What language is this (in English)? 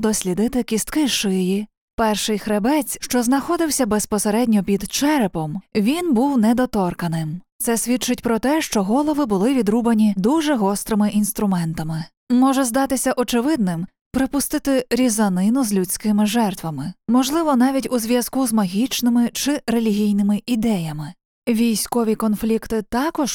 Ukrainian